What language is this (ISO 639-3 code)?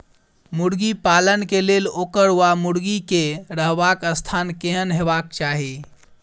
mai